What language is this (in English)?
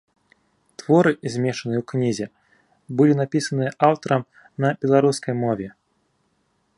Belarusian